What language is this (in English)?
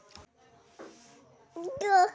Magahi